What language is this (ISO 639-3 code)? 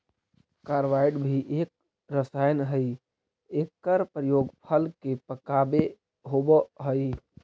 mag